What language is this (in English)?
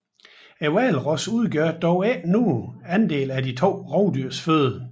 Danish